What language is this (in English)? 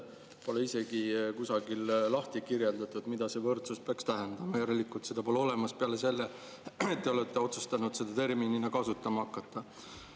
Estonian